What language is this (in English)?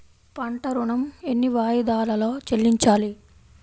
Telugu